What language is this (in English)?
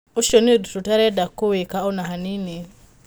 Kikuyu